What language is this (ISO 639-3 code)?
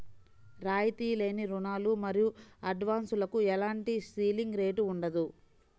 tel